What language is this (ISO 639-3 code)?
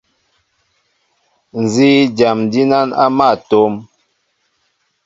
mbo